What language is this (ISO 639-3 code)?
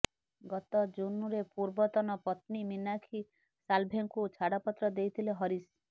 ori